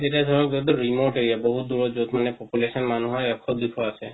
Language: Assamese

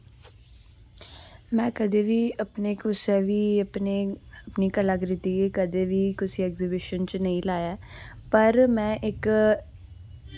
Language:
Dogri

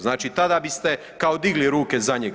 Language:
Croatian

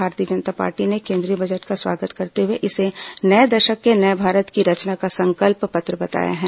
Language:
Hindi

